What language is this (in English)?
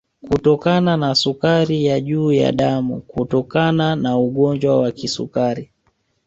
Swahili